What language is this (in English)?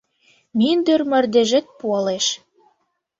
Mari